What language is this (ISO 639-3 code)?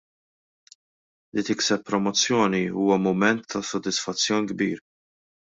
mlt